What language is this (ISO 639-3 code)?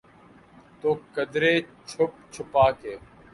urd